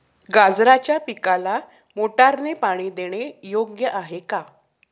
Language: Marathi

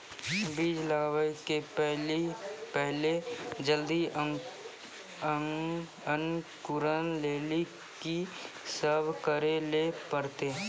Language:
Maithili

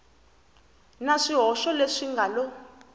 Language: Tsonga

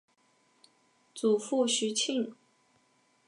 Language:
Chinese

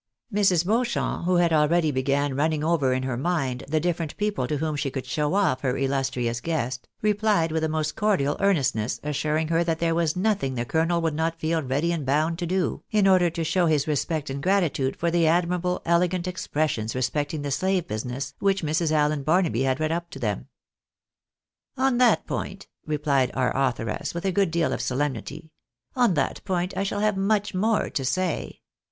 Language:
English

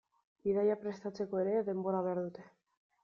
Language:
Basque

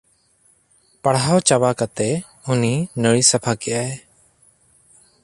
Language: Santali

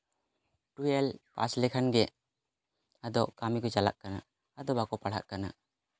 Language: Santali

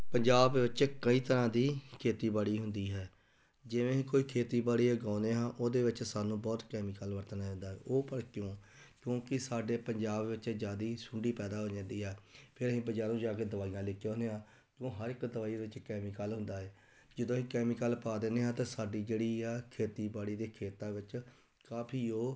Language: Punjabi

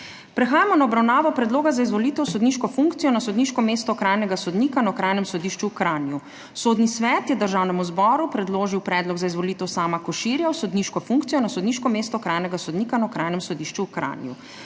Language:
Slovenian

